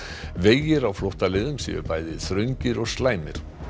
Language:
Icelandic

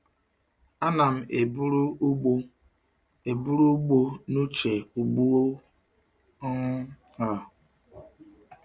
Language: Igbo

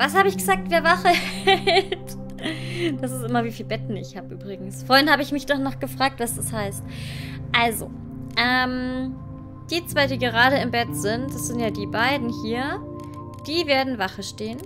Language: German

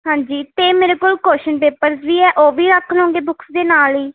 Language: Punjabi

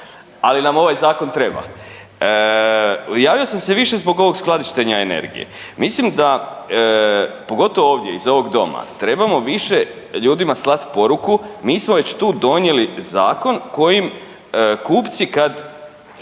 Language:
Croatian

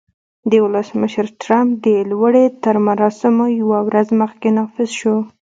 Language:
Pashto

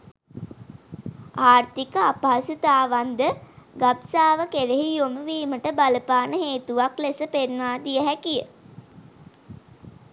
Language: Sinhala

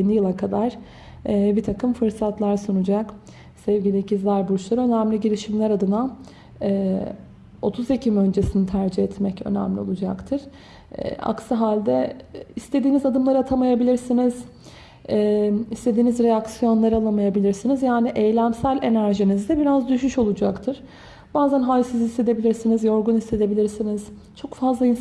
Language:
Turkish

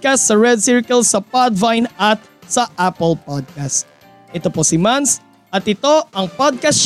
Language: Filipino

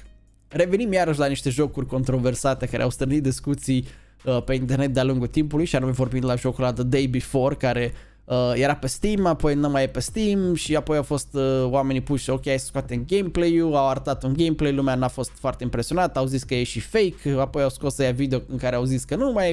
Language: Romanian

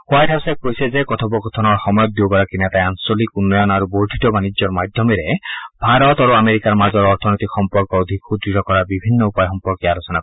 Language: Assamese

